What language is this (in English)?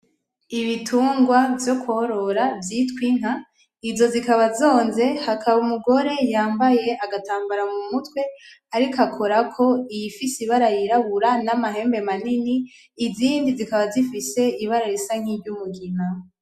Rundi